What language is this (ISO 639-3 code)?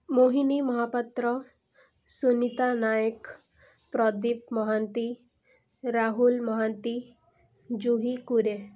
ori